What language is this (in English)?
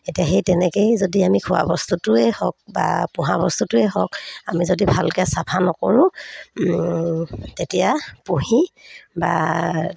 Assamese